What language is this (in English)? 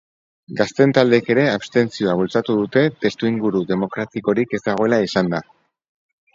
Basque